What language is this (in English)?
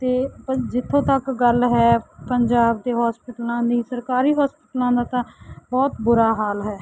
Punjabi